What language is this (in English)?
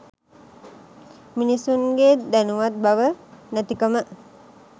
Sinhala